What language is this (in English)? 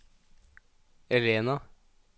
Norwegian